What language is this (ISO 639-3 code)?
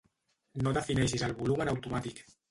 cat